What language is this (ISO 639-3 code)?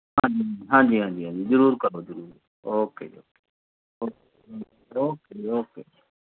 pan